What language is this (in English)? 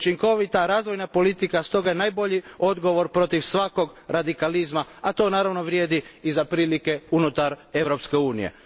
Croatian